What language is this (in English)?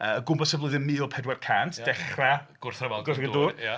Welsh